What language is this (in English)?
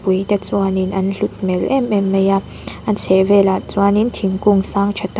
Mizo